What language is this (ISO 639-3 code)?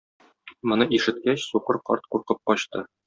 tat